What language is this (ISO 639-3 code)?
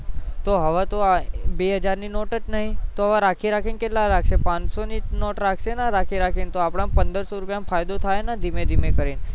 guj